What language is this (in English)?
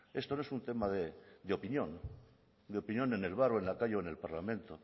Spanish